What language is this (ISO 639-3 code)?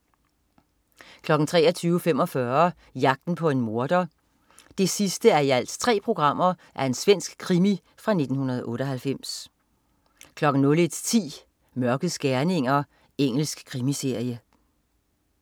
dan